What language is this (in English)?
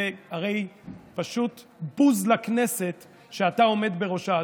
Hebrew